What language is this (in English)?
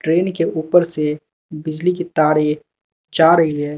Hindi